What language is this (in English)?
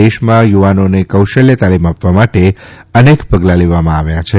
Gujarati